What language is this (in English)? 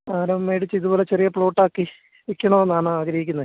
Malayalam